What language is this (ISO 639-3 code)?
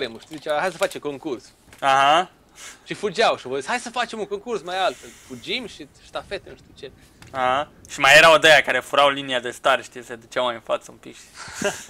ron